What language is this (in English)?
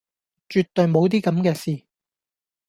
Cantonese